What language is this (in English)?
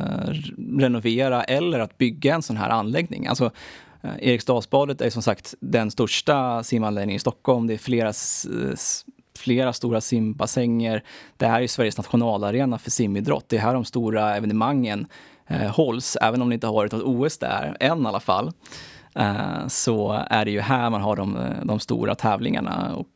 Swedish